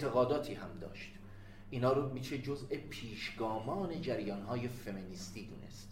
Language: Persian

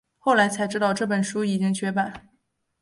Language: Chinese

